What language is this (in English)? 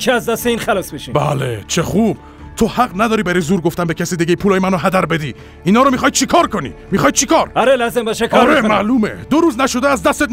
Persian